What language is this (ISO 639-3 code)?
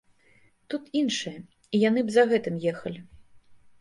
bel